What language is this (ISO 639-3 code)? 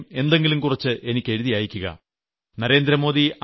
mal